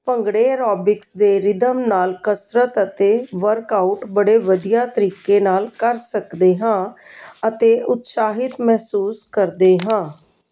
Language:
Punjabi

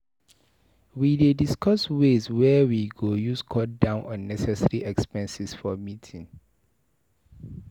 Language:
Nigerian Pidgin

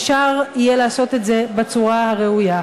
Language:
Hebrew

